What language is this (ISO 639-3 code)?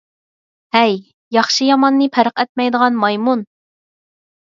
uig